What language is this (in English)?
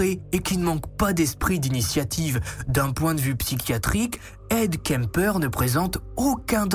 French